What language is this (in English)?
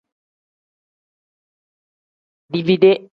Tem